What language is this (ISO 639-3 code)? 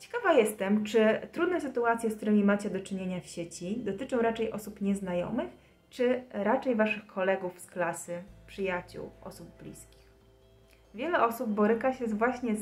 pol